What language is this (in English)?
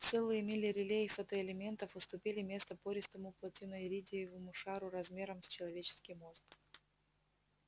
Russian